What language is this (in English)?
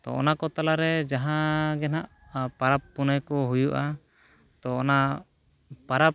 Santali